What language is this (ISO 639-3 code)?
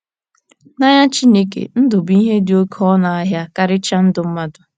ibo